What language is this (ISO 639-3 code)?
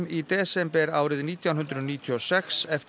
isl